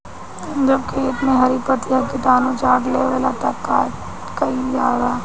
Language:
Bhojpuri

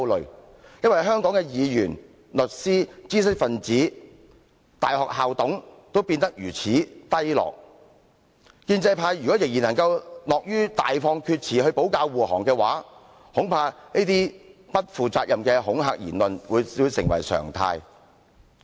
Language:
Cantonese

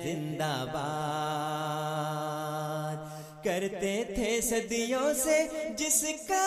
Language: Urdu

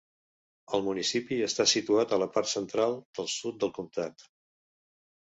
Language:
Catalan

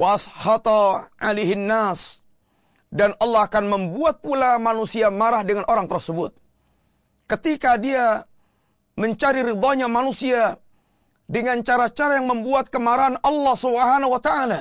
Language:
Malay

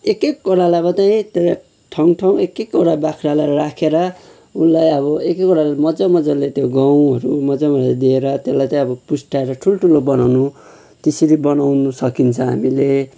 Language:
Nepali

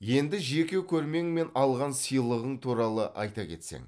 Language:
Kazakh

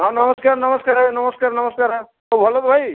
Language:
Odia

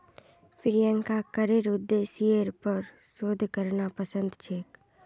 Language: Magahi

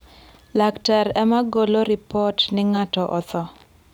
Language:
Luo (Kenya and Tanzania)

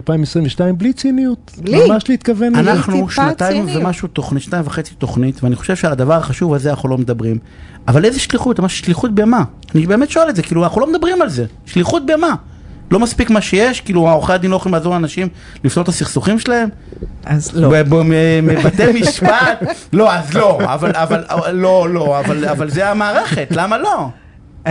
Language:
Hebrew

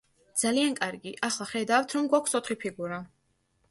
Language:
Georgian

